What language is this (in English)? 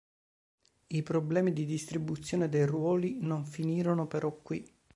Italian